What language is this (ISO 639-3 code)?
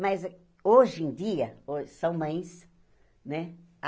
por